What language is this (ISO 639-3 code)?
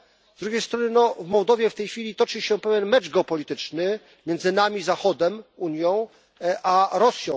pol